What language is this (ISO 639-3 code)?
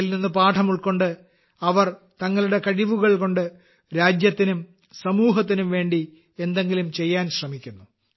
mal